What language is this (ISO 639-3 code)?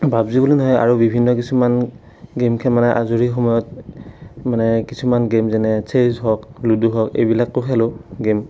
asm